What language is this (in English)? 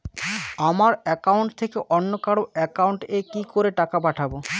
Bangla